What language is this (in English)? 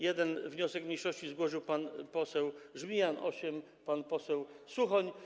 Polish